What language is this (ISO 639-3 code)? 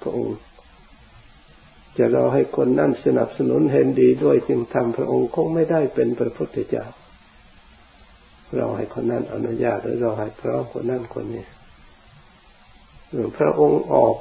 tha